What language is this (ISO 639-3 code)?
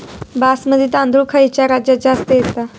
mar